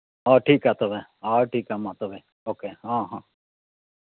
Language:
Santali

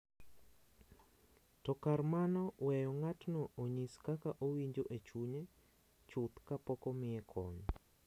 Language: Luo (Kenya and Tanzania)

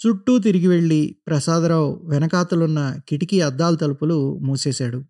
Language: Telugu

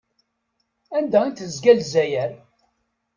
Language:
Kabyle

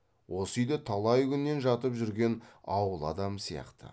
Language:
Kazakh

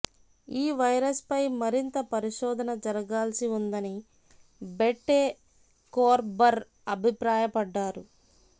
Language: Telugu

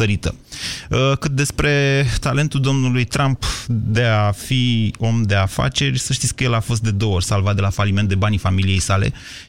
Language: Romanian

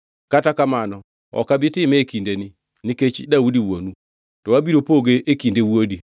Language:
Luo (Kenya and Tanzania)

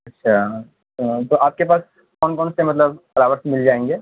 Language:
Urdu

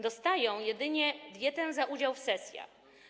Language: Polish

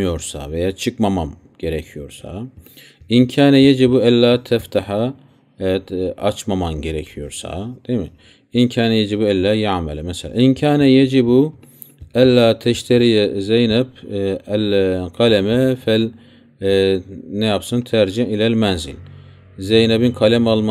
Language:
Turkish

